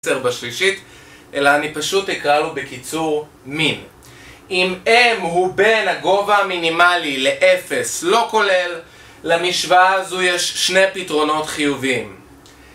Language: Hebrew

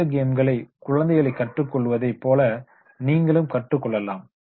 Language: Tamil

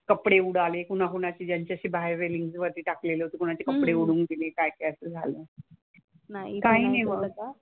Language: Marathi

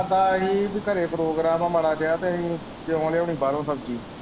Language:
Punjabi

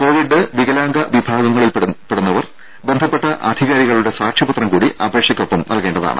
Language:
Malayalam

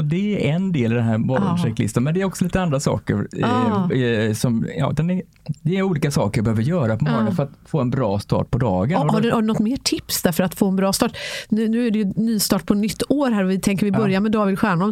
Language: Swedish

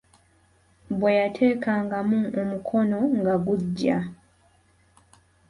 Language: Ganda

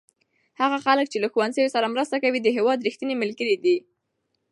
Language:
Pashto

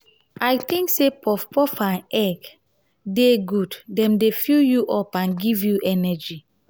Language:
Nigerian Pidgin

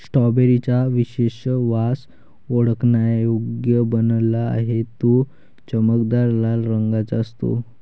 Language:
Marathi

